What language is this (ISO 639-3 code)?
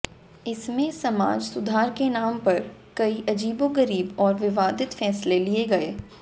hin